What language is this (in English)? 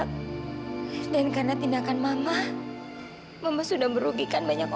Indonesian